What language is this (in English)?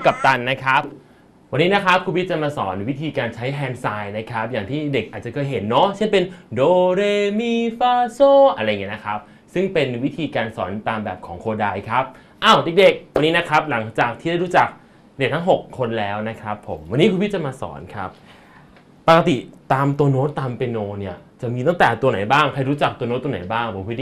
Thai